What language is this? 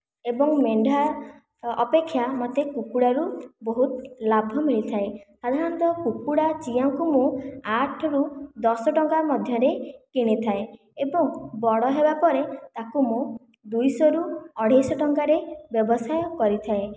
Odia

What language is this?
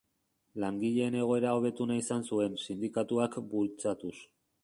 Basque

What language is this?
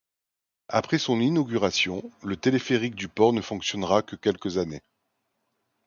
French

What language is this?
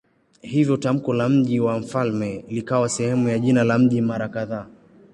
Swahili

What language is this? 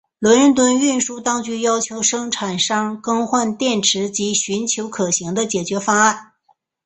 Chinese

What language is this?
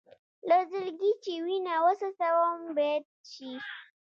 Pashto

